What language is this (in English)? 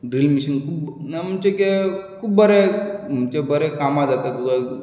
Konkani